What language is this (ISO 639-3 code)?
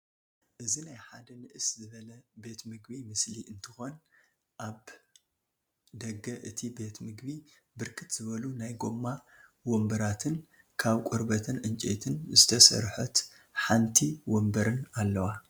tir